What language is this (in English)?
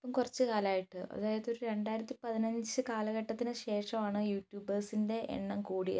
Malayalam